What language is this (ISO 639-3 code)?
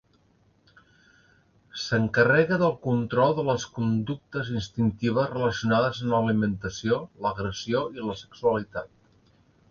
cat